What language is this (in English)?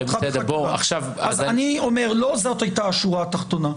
Hebrew